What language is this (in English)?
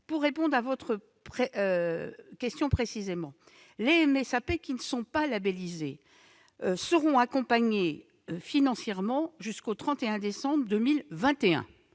French